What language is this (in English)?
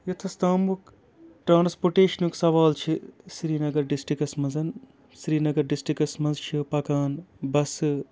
Kashmiri